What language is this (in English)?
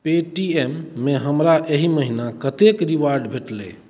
Maithili